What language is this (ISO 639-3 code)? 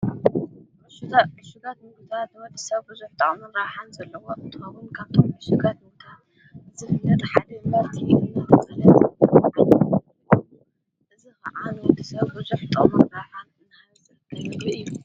tir